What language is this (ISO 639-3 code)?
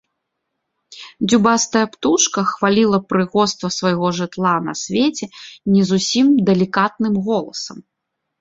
bel